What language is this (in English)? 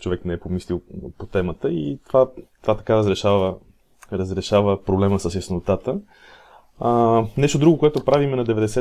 Bulgarian